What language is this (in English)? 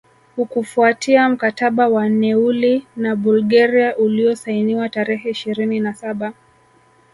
Swahili